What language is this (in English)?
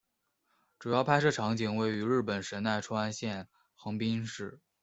Chinese